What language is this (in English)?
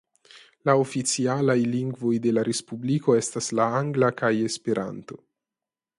Esperanto